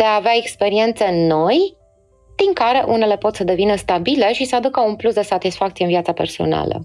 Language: Romanian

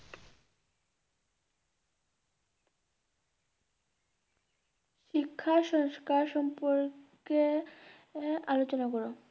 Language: Bangla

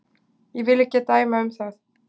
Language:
Icelandic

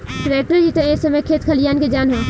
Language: Bhojpuri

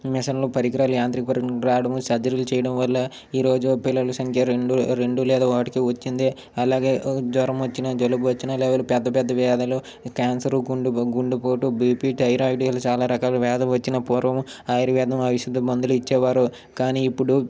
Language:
Telugu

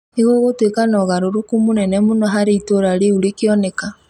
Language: Kikuyu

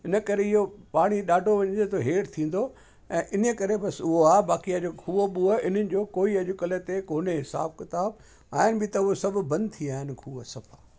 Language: Sindhi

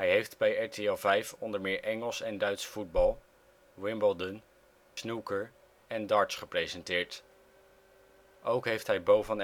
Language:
Dutch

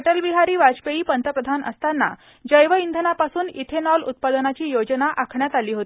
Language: Marathi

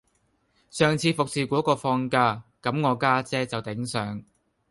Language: Cantonese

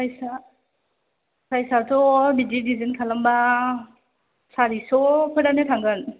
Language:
Bodo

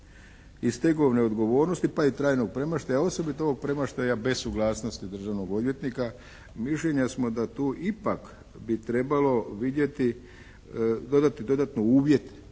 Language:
Croatian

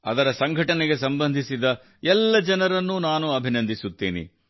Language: Kannada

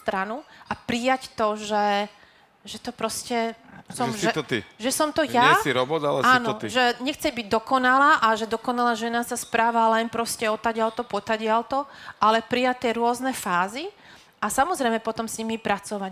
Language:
Slovak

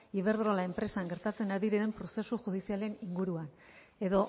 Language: Basque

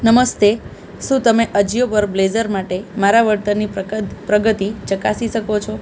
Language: Gujarati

